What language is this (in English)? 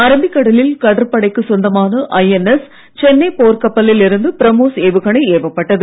Tamil